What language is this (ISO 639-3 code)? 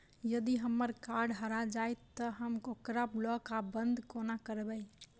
mai